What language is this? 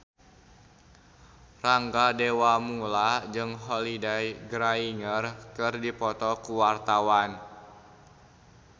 Sundanese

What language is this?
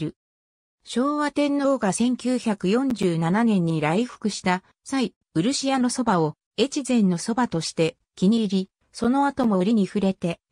Japanese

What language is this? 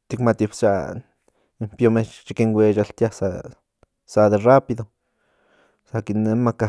Central Nahuatl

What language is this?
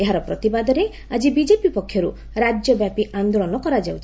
Odia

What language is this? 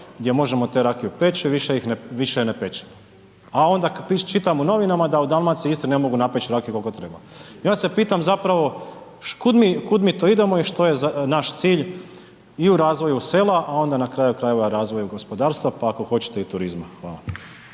Croatian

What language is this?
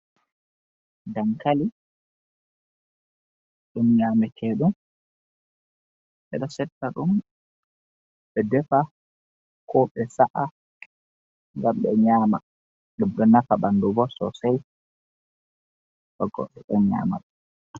Fula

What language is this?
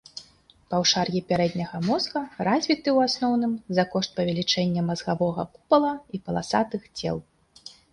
Belarusian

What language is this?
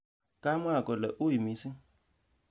Kalenjin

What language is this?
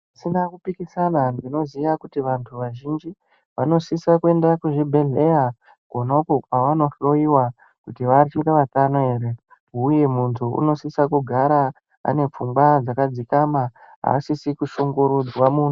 Ndau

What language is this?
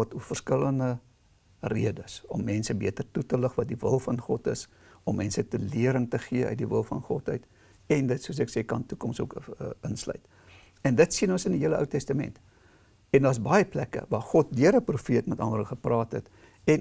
Dutch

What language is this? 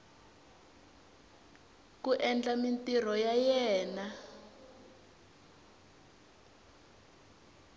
Tsonga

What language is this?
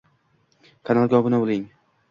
Uzbek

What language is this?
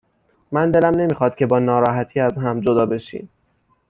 Persian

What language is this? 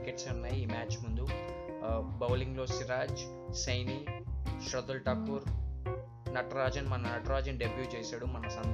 Telugu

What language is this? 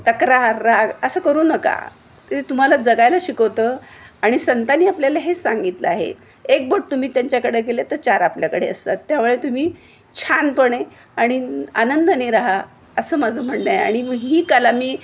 Marathi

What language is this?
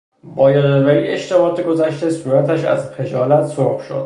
Persian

